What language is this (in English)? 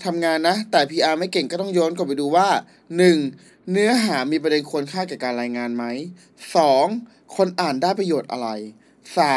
Thai